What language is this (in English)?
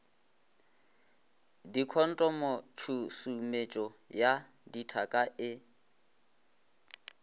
Northern Sotho